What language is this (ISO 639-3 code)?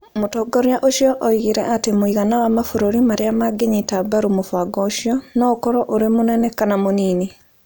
kik